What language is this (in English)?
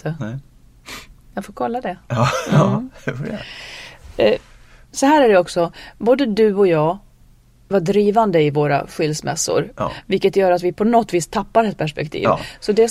Swedish